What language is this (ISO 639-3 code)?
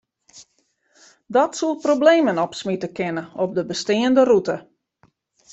fry